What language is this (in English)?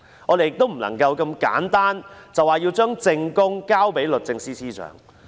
Cantonese